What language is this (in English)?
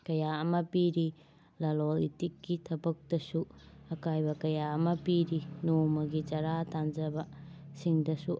Manipuri